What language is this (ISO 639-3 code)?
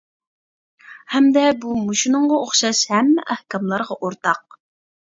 uig